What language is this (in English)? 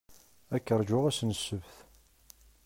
Kabyle